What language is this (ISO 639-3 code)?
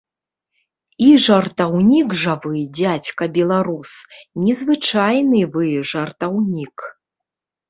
bel